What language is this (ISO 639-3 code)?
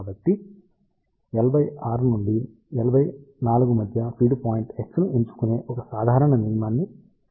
tel